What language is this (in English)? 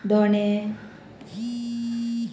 Konkani